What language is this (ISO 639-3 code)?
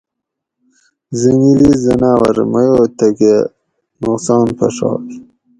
gwc